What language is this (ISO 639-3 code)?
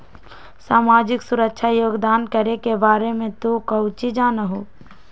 mag